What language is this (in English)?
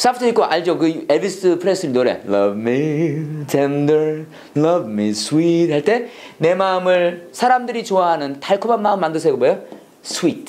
Korean